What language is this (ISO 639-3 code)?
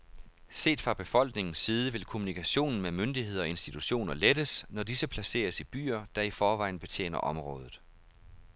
dan